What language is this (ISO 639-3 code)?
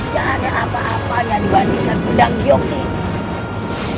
ind